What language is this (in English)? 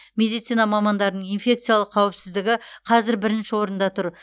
Kazakh